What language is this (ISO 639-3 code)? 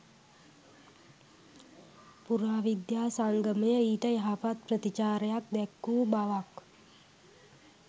sin